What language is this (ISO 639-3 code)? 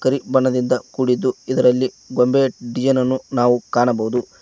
kan